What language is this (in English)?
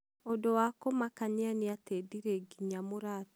Kikuyu